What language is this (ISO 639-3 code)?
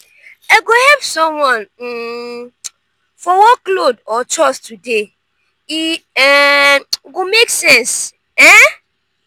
pcm